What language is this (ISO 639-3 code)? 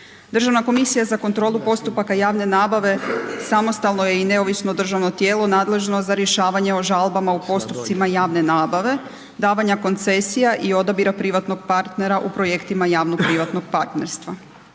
hrv